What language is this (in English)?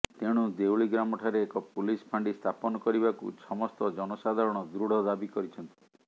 Odia